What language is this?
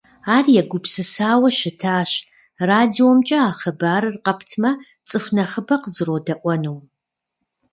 Kabardian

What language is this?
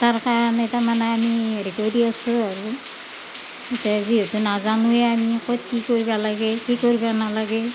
Assamese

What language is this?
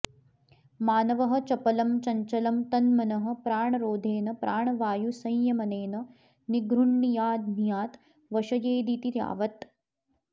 Sanskrit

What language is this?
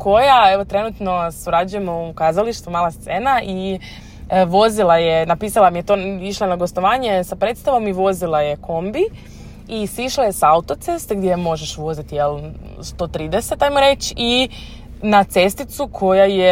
Croatian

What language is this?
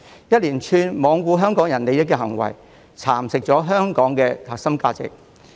Cantonese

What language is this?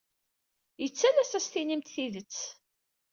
Kabyle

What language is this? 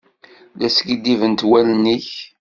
Kabyle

